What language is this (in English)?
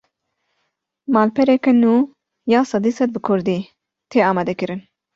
Kurdish